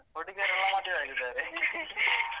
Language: Kannada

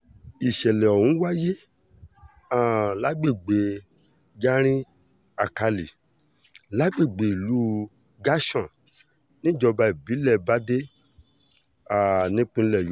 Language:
Yoruba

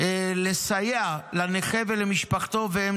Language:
Hebrew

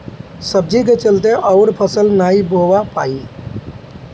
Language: Bhojpuri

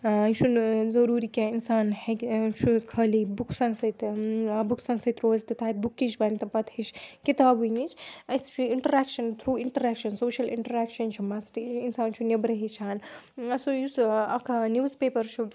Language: Kashmiri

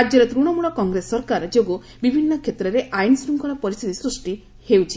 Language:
Odia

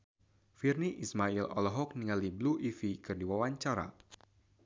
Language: Sundanese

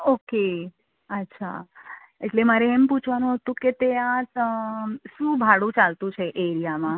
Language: Gujarati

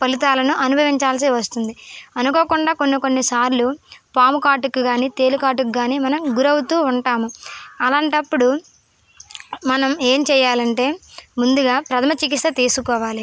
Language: Telugu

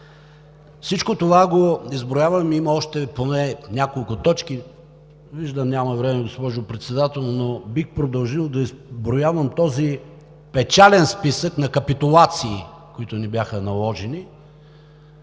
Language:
Bulgarian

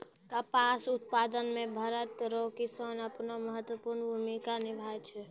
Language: Maithili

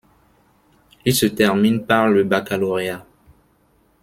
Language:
French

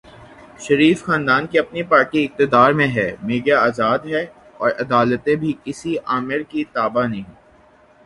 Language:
Urdu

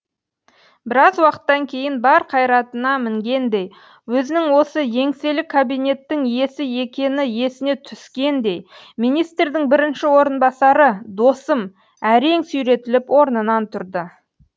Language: Kazakh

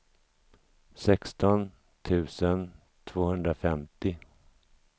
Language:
Swedish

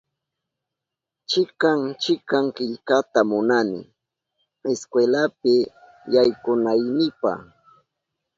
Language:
Southern Pastaza Quechua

